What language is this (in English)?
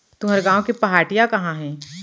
Chhattisgarhi